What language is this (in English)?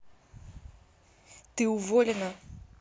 Russian